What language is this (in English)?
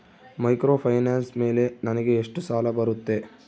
Kannada